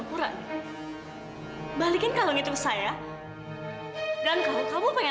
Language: Indonesian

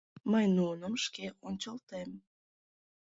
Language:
Mari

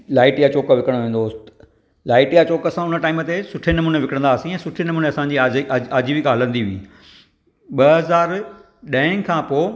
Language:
Sindhi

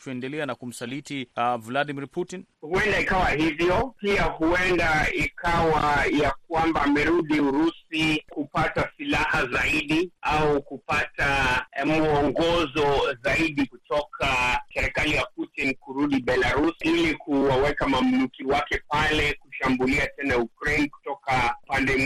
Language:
Swahili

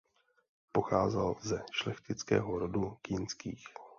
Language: Czech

